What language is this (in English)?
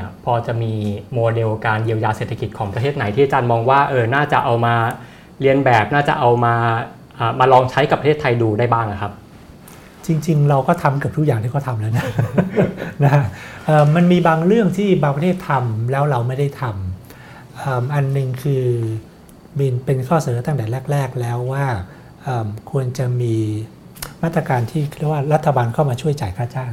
Thai